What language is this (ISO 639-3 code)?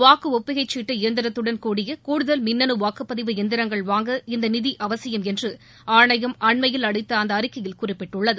tam